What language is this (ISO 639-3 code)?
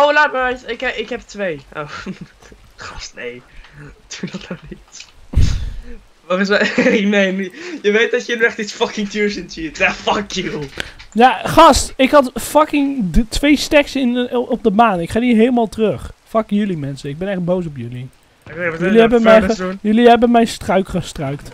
nld